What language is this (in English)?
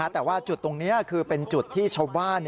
Thai